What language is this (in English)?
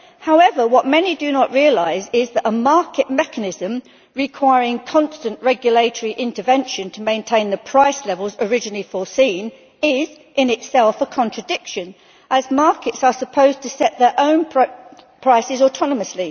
English